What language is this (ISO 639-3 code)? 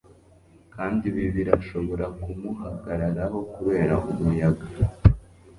kin